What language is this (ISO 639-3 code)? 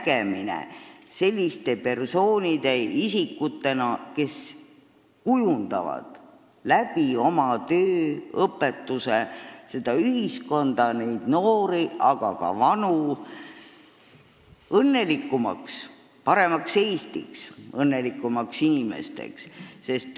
est